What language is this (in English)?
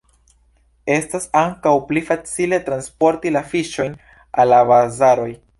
Esperanto